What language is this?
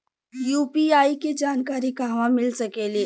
Bhojpuri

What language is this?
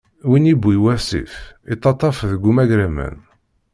Kabyle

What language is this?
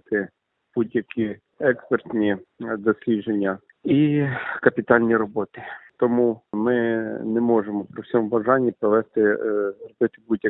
Ukrainian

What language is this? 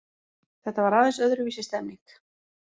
Icelandic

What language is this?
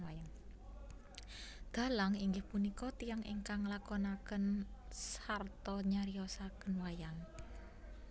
Javanese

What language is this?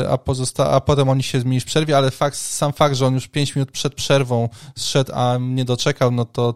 Polish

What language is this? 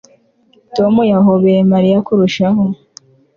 Kinyarwanda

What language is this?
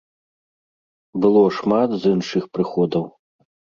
Belarusian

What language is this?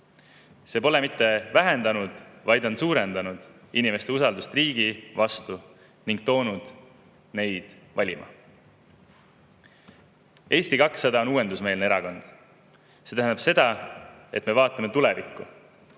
Estonian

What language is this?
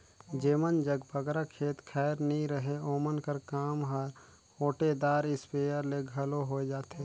Chhattisgarhi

